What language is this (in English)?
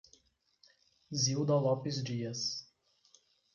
Portuguese